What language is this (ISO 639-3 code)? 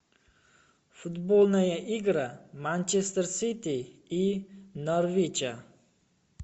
rus